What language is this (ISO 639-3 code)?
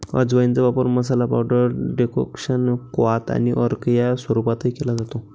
mar